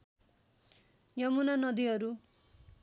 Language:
Nepali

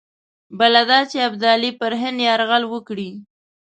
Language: Pashto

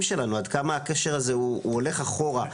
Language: Hebrew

